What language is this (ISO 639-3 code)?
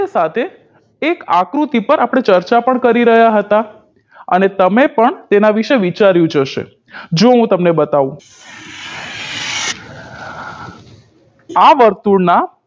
guj